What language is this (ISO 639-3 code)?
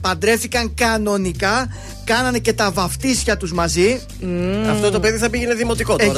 ell